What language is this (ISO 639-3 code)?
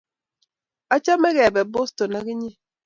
kln